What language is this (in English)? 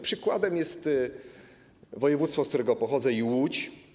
Polish